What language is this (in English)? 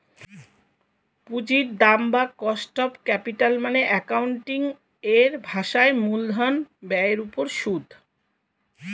Bangla